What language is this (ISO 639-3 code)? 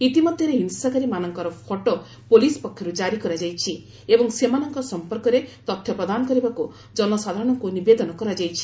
ori